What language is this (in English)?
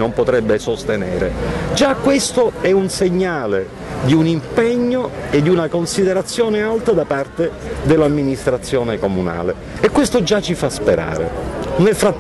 Italian